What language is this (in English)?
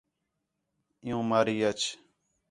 Khetrani